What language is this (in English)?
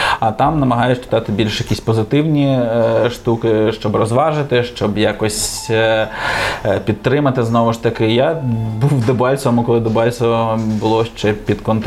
Ukrainian